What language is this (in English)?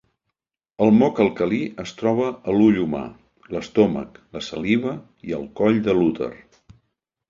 Catalan